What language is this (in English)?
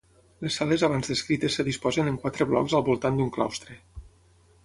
Catalan